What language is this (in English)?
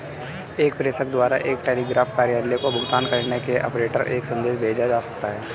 Hindi